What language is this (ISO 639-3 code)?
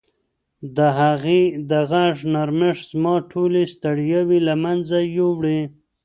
pus